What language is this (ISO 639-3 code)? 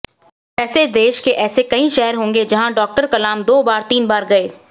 hin